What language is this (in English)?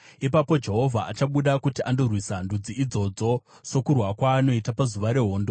Shona